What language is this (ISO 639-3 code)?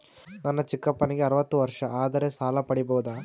kan